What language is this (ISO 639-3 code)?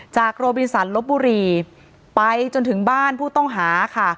tha